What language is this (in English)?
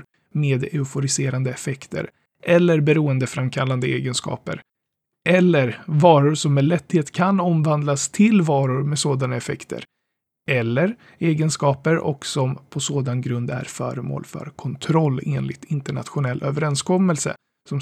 Swedish